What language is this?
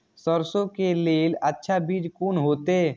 Maithili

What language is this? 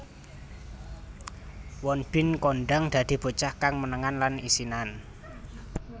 Javanese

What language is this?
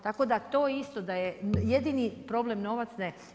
Croatian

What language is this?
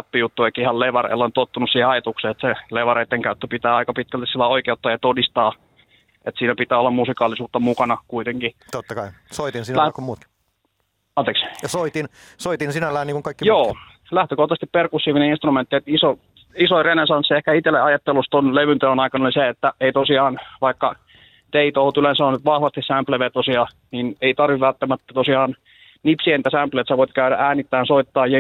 Finnish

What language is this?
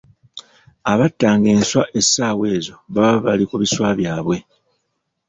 Ganda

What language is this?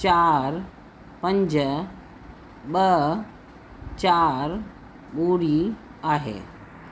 Sindhi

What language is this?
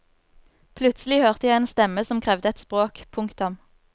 Norwegian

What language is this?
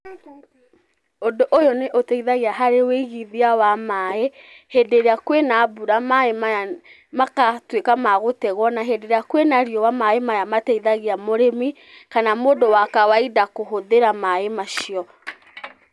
Kikuyu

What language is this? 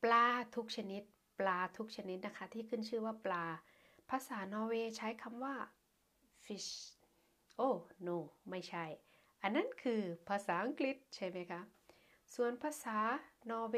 Thai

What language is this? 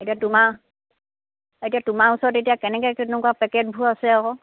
Assamese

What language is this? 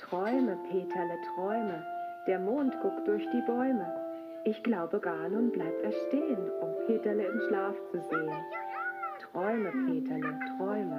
German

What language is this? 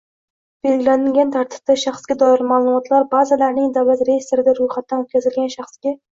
Uzbek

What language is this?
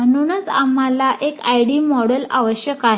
Marathi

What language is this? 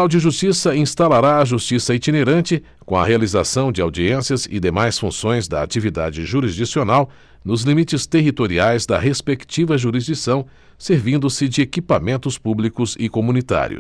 Portuguese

